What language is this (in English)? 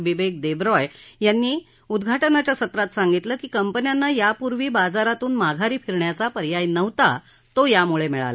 Marathi